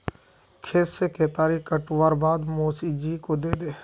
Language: Magahi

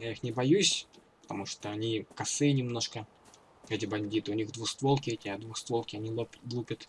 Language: Russian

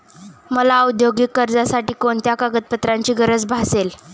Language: Marathi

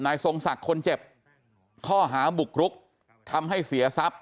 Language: Thai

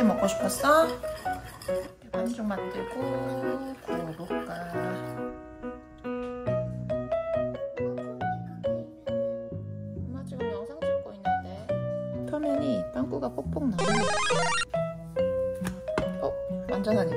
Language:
Korean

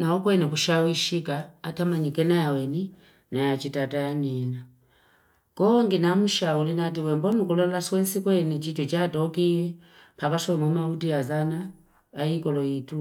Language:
Fipa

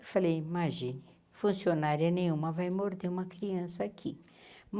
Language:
Portuguese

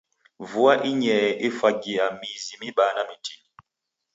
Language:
Taita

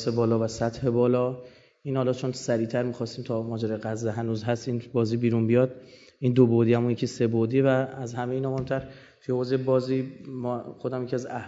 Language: Persian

